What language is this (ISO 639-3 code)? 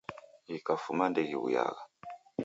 dav